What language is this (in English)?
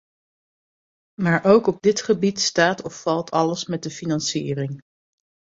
Dutch